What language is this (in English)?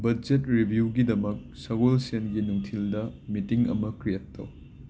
Manipuri